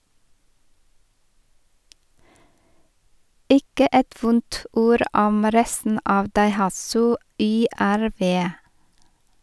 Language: Norwegian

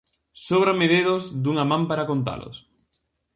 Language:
Galician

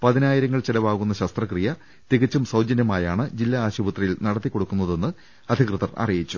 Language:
Malayalam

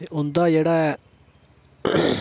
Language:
Dogri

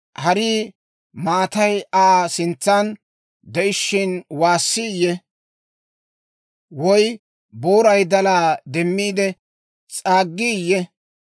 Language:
Dawro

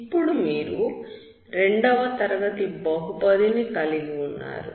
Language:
Telugu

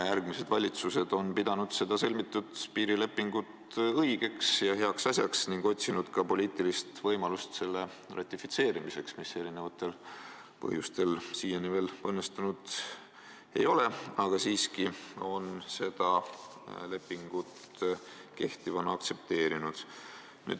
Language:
Estonian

